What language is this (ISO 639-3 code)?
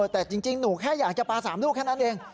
tha